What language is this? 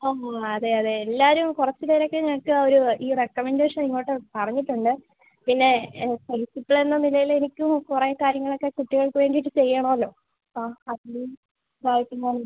Malayalam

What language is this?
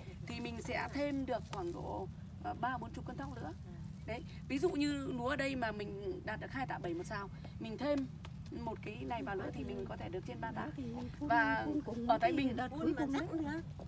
Vietnamese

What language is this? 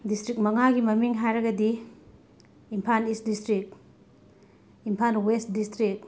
Manipuri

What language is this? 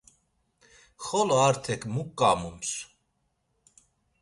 Laz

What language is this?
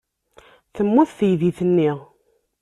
Kabyle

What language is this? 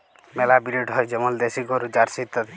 Bangla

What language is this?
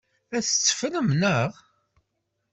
Kabyle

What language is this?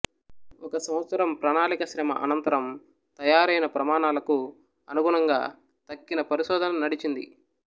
Telugu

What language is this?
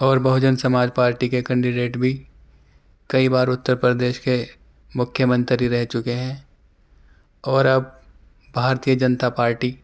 Urdu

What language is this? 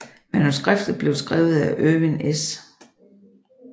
Danish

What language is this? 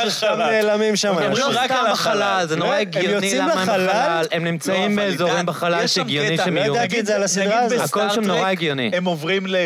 Hebrew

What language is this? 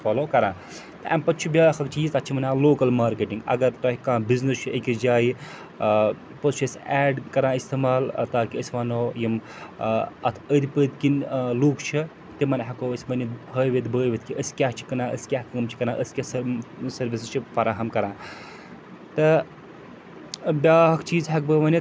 Kashmiri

